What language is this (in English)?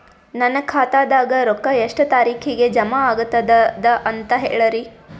Kannada